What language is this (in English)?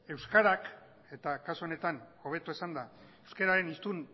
Basque